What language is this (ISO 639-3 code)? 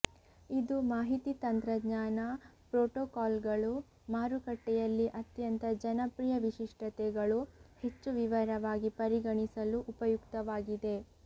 kan